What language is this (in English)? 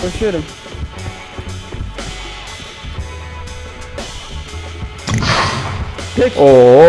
Turkish